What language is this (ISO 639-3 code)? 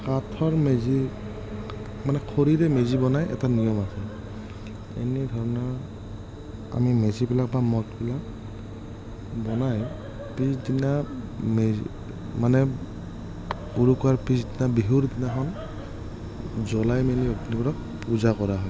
asm